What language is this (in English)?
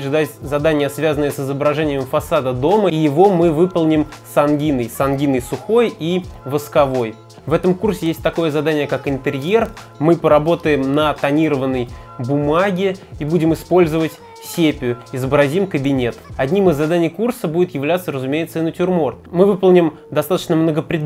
Russian